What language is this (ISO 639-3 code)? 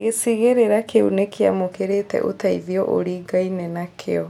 kik